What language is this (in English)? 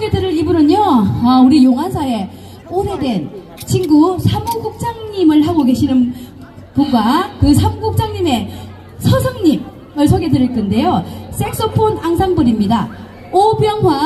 Korean